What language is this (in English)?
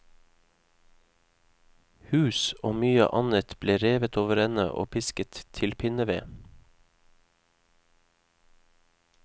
Norwegian